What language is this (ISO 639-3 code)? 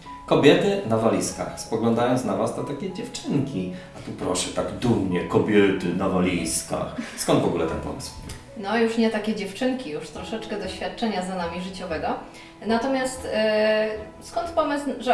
pol